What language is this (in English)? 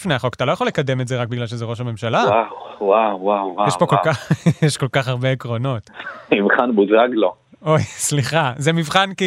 Hebrew